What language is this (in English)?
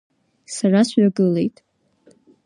Abkhazian